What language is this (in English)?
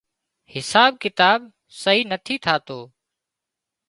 Wadiyara Koli